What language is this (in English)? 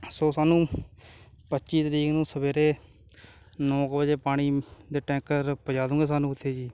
Punjabi